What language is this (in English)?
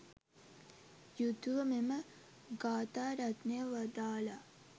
Sinhala